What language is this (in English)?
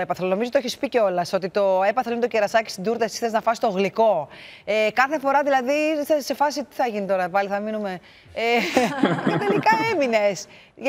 Greek